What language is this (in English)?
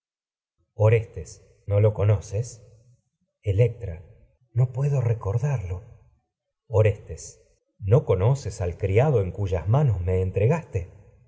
Spanish